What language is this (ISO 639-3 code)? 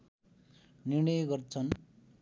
nep